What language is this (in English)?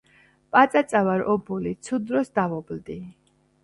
Georgian